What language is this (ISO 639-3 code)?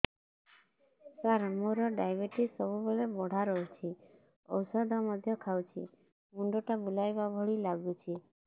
ori